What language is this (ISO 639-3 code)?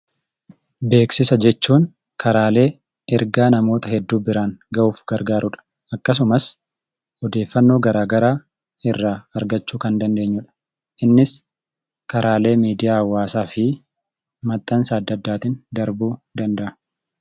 orm